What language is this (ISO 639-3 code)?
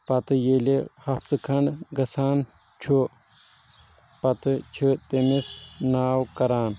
kas